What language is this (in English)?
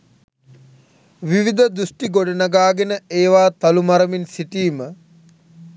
Sinhala